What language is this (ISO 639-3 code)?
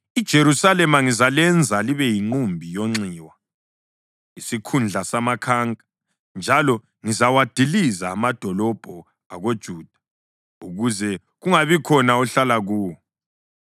nde